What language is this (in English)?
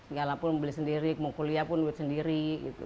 Indonesian